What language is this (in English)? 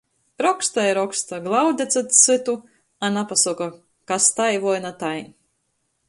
Latgalian